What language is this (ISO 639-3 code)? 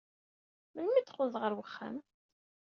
kab